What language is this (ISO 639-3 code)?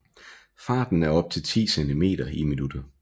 dan